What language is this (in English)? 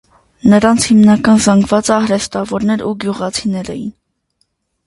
Armenian